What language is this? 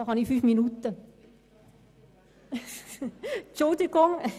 Swiss German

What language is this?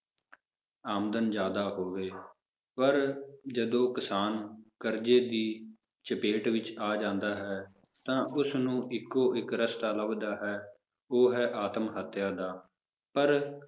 Punjabi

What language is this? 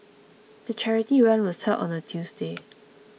English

